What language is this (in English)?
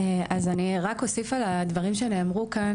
Hebrew